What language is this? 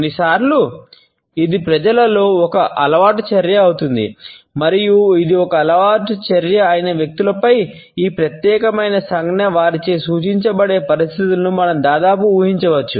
Telugu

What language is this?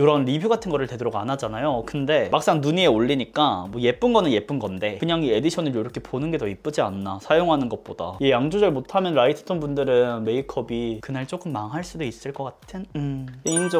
Korean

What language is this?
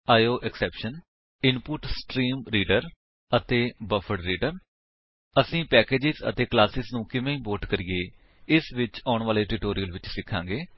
Punjabi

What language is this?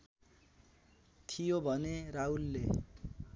Nepali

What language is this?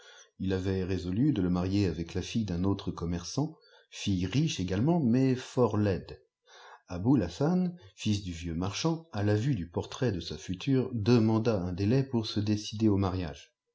French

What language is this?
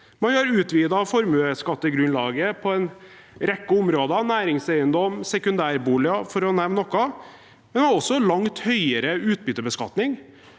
Norwegian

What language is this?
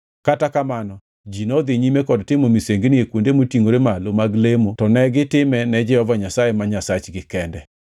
Luo (Kenya and Tanzania)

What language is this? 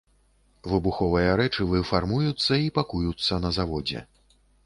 Belarusian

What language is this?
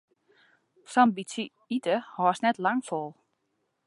Western Frisian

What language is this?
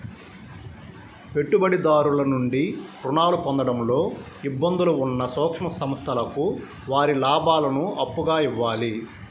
Telugu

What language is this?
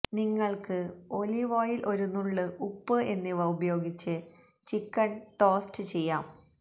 Malayalam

